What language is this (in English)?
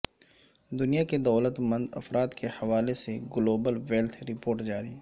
Urdu